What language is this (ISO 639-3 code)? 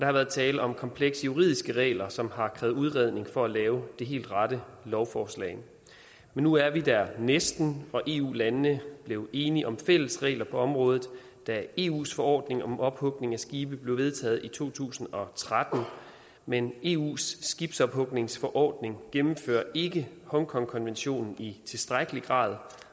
dan